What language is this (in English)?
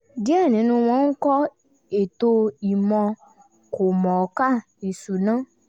Yoruba